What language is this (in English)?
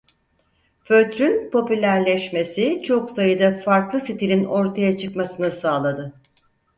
Turkish